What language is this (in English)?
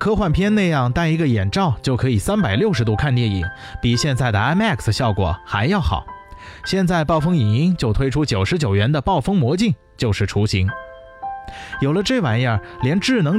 Chinese